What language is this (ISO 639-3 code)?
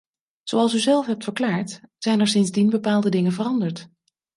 nld